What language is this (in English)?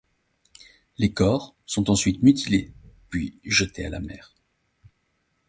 French